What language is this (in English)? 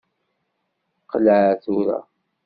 Kabyle